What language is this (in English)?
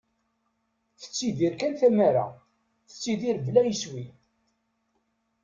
Kabyle